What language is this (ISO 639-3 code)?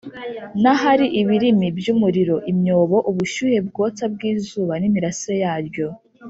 kin